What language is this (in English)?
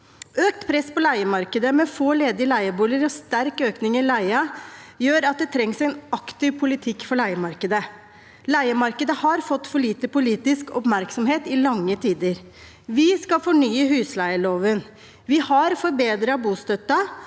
Norwegian